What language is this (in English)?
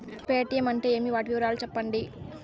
Telugu